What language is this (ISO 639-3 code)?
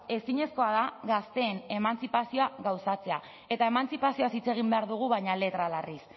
eus